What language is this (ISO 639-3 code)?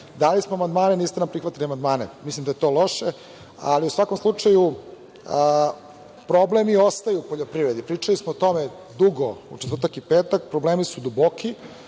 srp